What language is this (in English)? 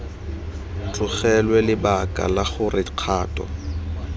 Tswana